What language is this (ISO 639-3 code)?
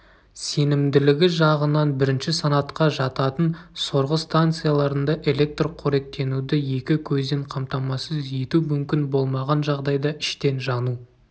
kaz